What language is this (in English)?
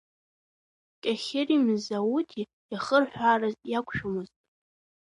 Abkhazian